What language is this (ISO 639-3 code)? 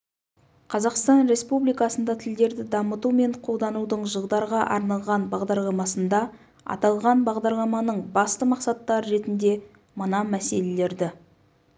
kaz